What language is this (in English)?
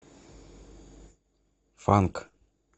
Russian